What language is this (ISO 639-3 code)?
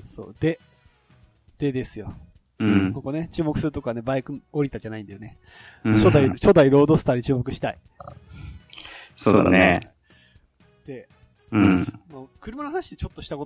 jpn